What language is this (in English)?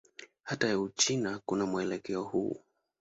Swahili